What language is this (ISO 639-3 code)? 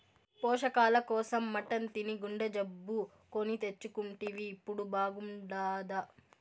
tel